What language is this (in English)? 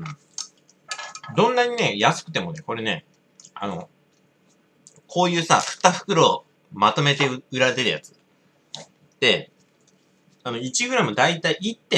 Japanese